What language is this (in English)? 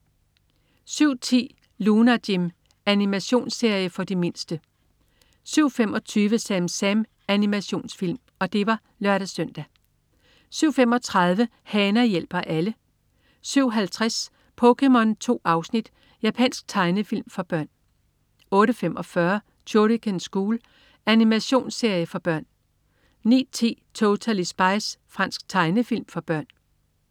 Danish